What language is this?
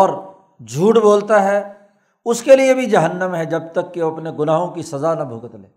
Urdu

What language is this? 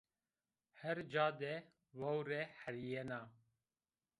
Zaza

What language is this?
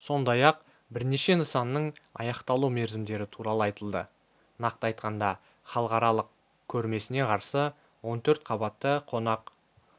Kazakh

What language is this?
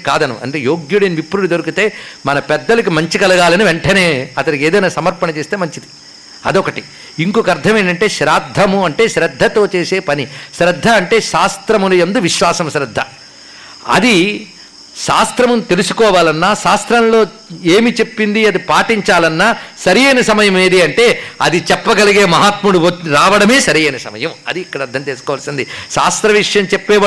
Telugu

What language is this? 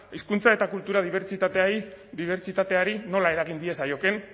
Basque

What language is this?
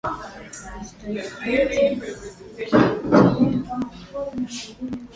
Swahili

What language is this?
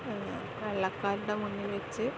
Malayalam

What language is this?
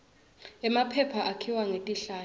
Swati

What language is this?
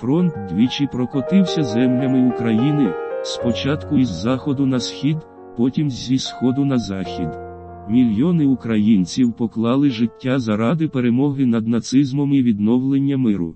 Ukrainian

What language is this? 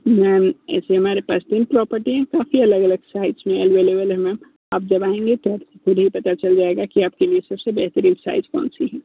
Hindi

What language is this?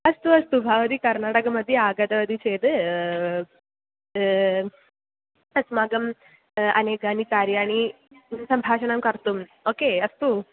Sanskrit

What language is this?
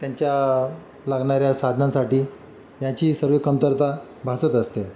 Marathi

